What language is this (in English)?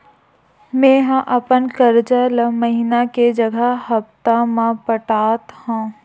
Chhattisgarhi